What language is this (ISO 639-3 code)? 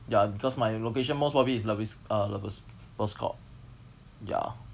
eng